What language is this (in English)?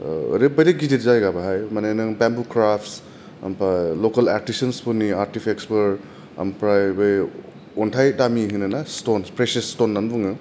Bodo